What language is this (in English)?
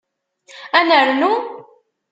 Kabyle